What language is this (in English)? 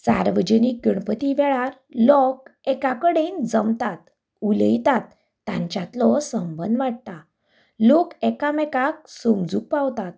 Konkani